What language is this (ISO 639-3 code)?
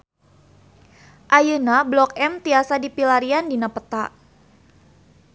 sun